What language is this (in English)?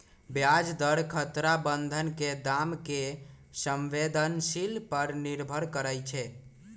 Magahi